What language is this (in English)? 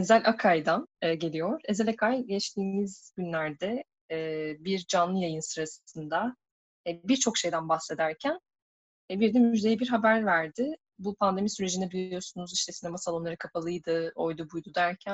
Turkish